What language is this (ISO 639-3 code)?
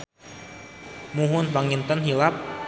sun